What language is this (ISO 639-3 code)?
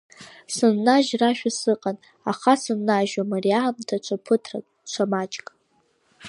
abk